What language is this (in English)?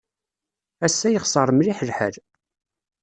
Kabyle